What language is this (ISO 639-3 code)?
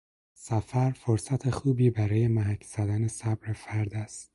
fas